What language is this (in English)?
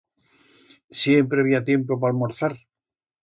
Aragonese